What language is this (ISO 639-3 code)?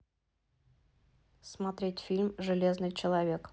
rus